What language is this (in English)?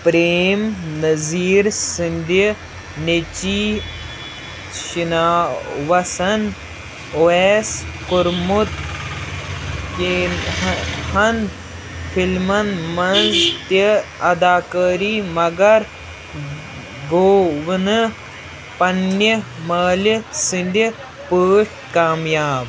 Kashmiri